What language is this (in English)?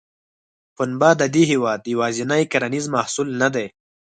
Pashto